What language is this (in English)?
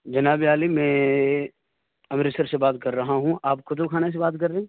Urdu